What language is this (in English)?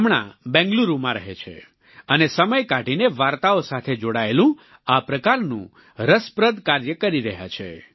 Gujarati